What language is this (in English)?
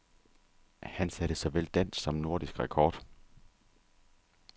Danish